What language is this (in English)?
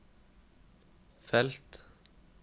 Norwegian